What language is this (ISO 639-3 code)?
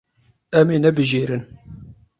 kur